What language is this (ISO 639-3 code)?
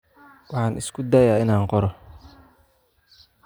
som